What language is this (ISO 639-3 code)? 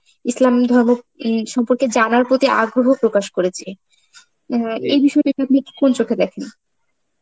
ben